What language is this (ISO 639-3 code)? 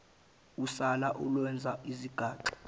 zul